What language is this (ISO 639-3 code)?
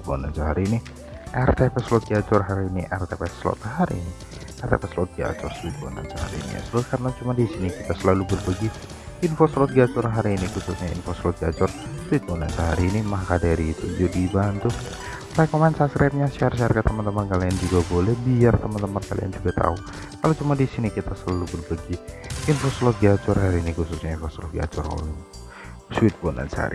ind